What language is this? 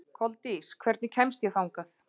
Icelandic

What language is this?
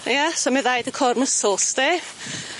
Welsh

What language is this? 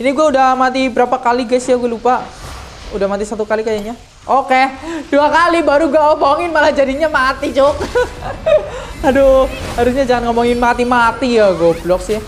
Indonesian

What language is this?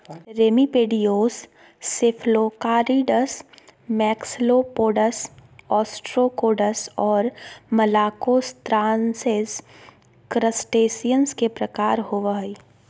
Magahi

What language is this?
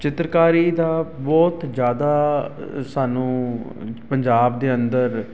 Punjabi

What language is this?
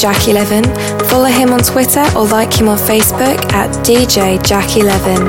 English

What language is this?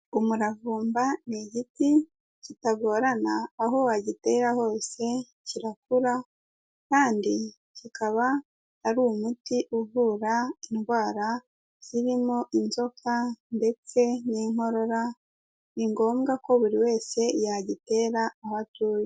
Kinyarwanda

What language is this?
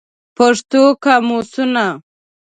Pashto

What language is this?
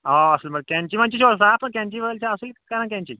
Kashmiri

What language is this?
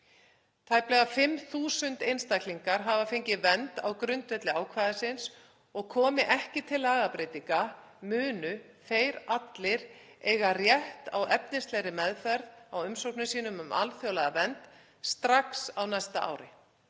Icelandic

